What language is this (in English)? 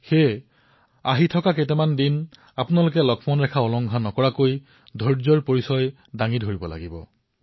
Assamese